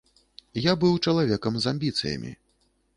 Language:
Belarusian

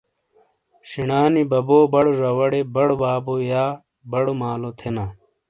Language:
Shina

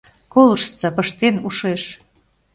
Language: Mari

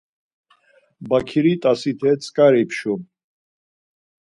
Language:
Laz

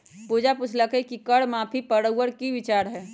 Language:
Magahi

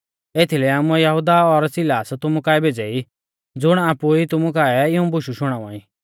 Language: Mahasu Pahari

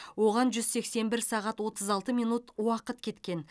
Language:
Kazakh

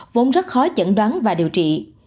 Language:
Vietnamese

